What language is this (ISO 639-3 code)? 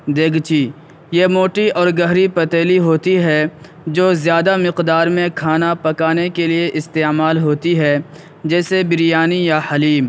urd